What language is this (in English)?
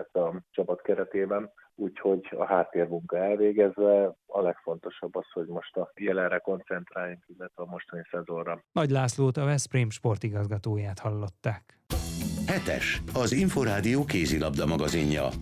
Hungarian